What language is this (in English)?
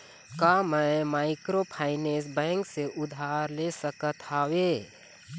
Chhattisgarhi